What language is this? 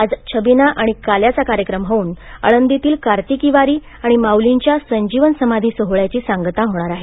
Marathi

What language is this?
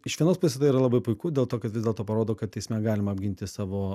Lithuanian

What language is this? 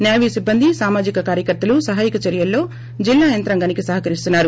Telugu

